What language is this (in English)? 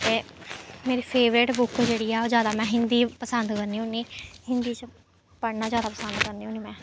Dogri